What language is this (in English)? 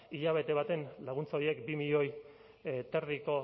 Basque